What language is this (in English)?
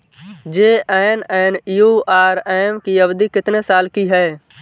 Hindi